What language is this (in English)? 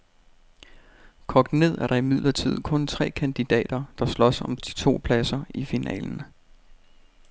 Danish